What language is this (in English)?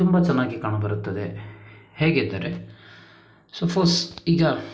Kannada